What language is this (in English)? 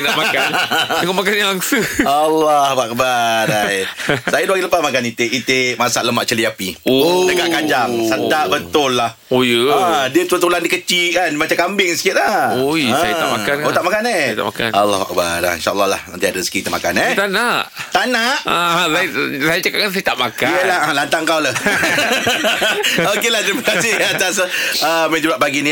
Malay